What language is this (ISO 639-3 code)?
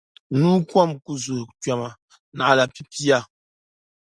dag